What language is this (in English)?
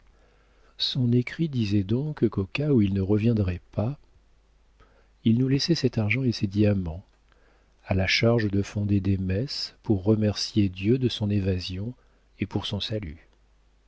French